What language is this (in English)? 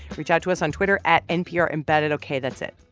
English